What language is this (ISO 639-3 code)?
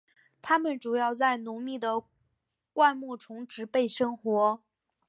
zho